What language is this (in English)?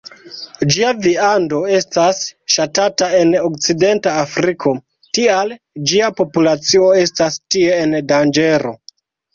Esperanto